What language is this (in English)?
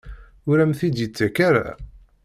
Kabyle